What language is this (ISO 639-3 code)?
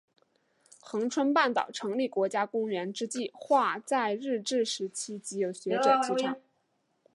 zho